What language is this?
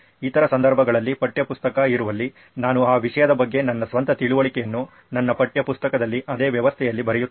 Kannada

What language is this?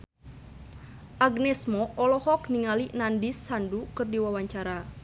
Sundanese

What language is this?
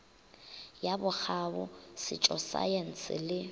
Northern Sotho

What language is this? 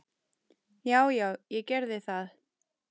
Icelandic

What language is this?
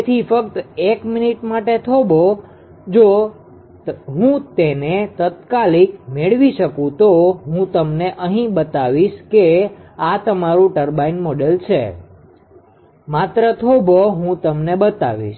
Gujarati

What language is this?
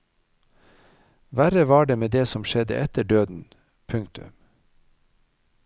Norwegian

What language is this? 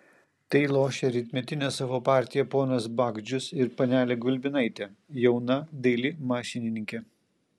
Lithuanian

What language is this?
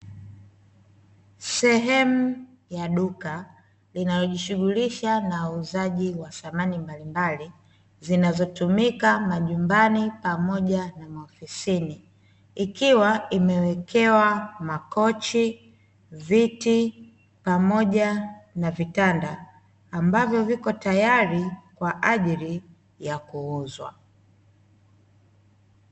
Swahili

